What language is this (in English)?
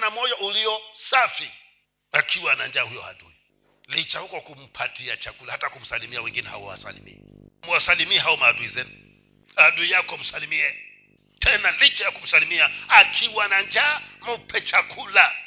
Swahili